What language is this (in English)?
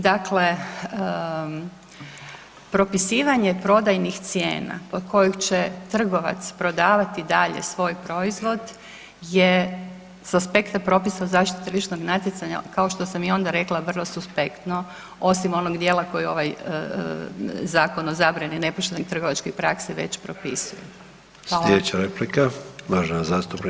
Croatian